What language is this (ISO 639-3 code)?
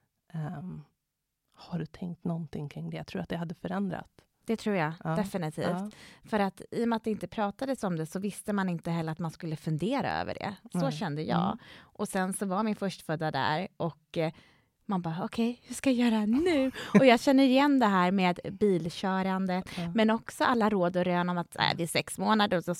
swe